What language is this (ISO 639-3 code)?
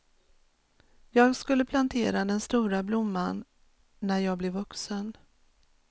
swe